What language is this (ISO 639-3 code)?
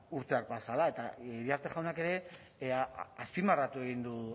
eus